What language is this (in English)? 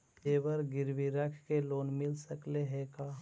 Magahi